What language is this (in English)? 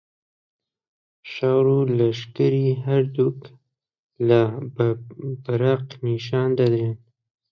Central Kurdish